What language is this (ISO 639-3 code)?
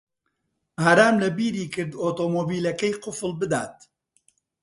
ckb